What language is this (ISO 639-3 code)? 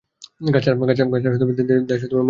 ben